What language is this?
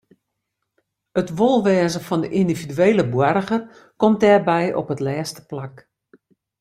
Western Frisian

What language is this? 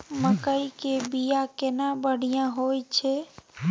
Maithili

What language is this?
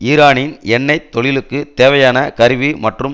Tamil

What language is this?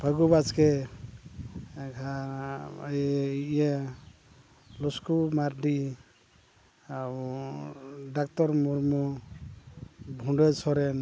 Santali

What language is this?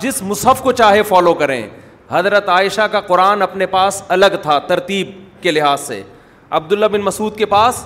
Urdu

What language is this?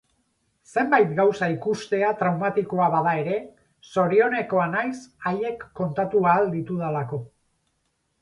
Basque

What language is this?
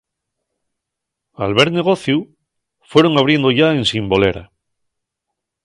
Asturian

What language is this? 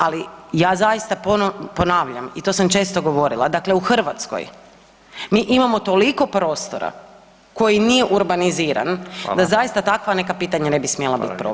Croatian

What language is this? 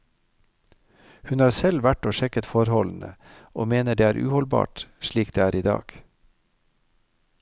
Norwegian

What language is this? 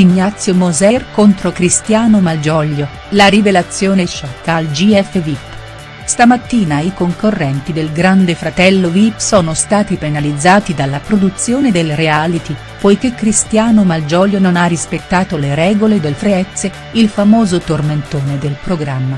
Italian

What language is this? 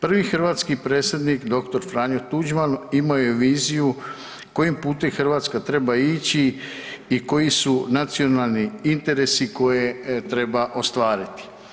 Croatian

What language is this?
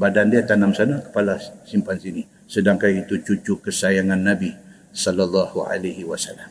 Malay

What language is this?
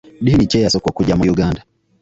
Ganda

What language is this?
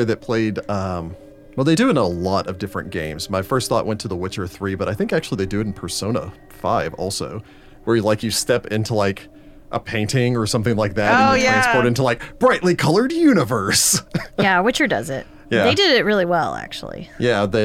English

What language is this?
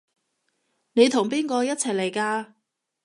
Cantonese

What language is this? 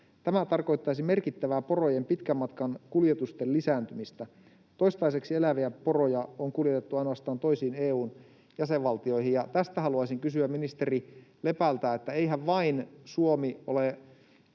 Finnish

